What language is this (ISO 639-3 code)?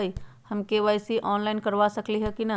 mag